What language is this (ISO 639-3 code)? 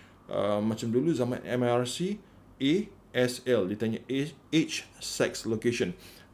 msa